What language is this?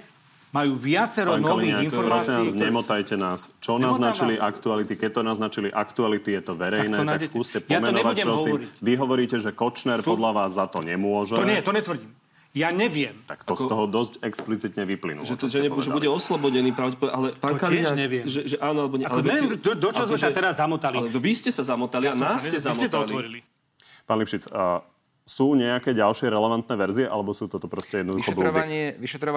Slovak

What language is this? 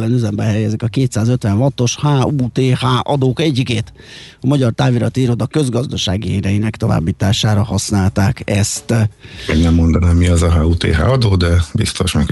Hungarian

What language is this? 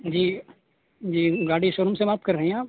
Urdu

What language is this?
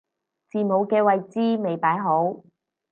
Cantonese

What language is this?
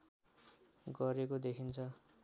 Nepali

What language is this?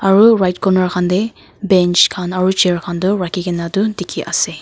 Naga Pidgin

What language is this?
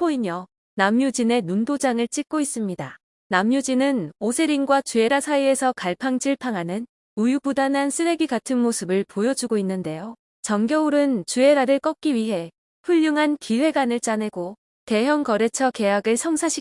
Korean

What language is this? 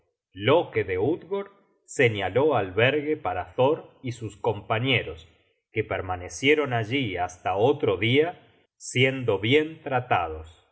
Spanish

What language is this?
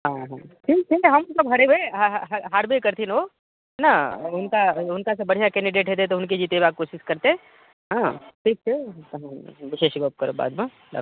Maithili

